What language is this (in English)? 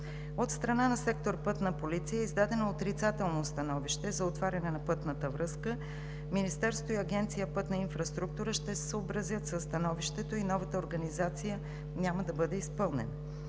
Bulgarian